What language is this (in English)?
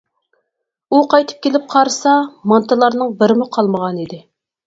Uyghur